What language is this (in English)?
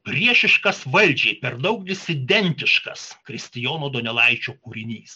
Lithuanian